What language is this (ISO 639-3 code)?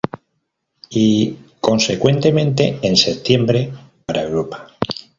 spa